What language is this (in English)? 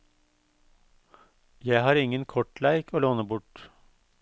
Norwegian